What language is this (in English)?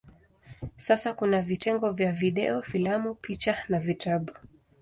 Swahili